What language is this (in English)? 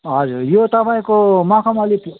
Nepali